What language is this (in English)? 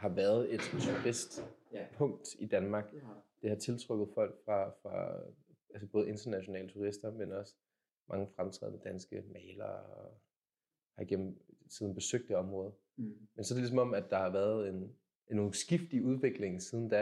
Danish